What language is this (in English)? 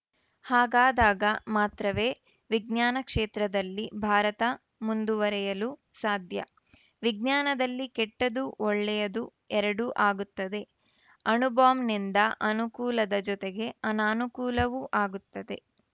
Kannada